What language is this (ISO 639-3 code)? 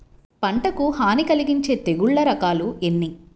tel